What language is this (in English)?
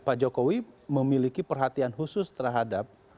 Indonesian